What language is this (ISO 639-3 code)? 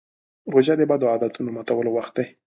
pus